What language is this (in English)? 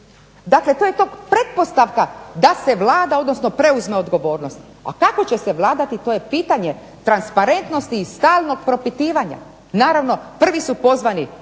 Croatian